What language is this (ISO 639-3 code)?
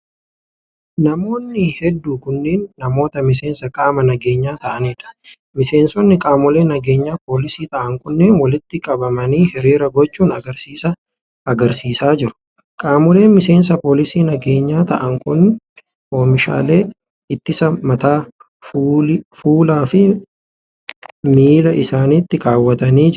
orm